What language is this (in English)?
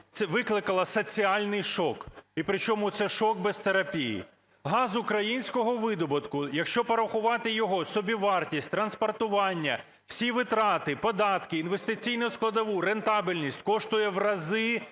Ukrainian